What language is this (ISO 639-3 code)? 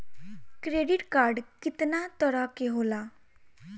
bho